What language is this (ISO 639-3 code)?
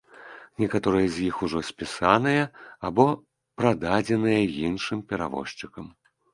bel